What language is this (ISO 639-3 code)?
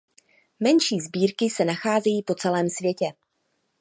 ces